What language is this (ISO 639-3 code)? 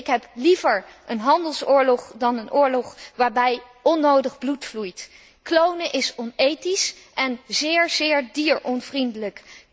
nld